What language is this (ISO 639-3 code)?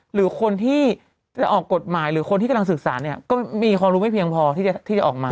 tha